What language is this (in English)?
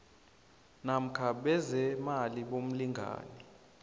South Ndebele